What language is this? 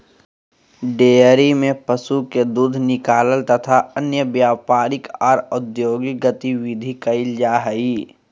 Magahi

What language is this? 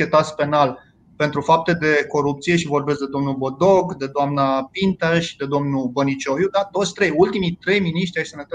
Romanian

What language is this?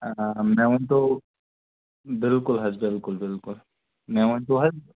Kashmiri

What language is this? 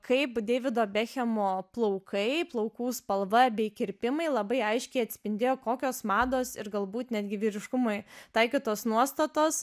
Lithuanian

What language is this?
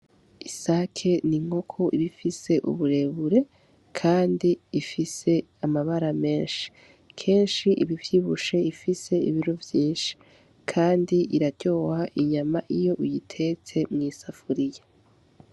Rundi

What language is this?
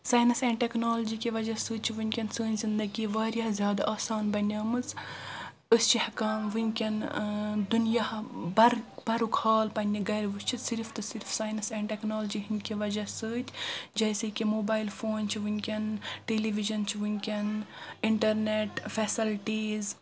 Kashmiri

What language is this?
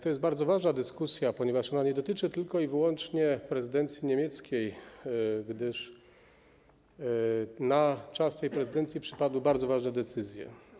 Polish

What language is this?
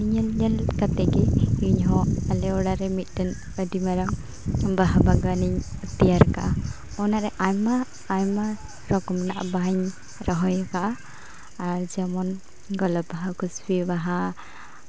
Santali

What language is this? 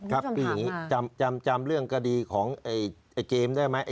Thai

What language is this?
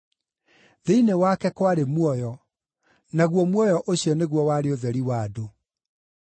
Kikuyu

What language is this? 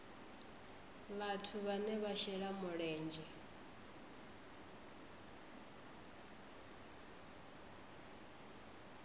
Venda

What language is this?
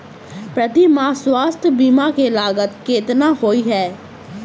Maithili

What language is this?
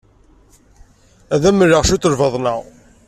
Kabyle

